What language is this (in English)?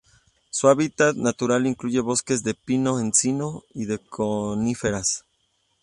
Spanish